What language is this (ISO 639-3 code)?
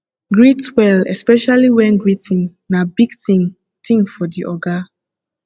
pcm